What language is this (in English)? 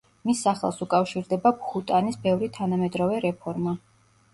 Georgian